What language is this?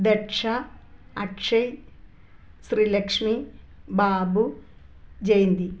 Malayalam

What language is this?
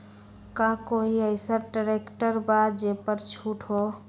Magahi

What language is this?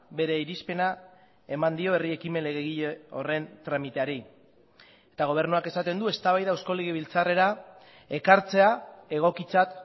Basque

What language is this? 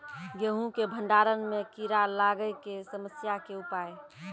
Maithili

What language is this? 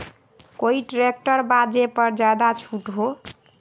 Magahi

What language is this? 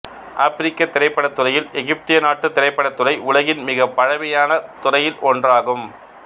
Tamil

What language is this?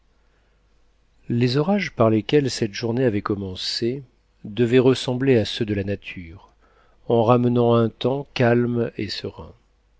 French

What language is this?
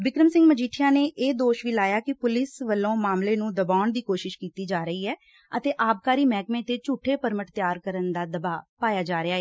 Punjabi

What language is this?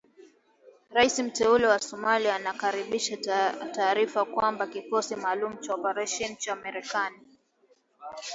Swahili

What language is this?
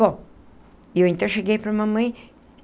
Portuguese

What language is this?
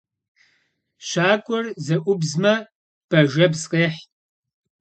Kabardian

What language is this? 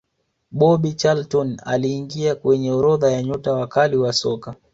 Swahili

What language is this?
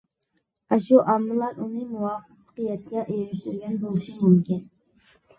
Uyghur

